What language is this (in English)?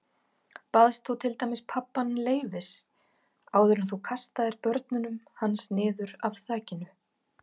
Icelandic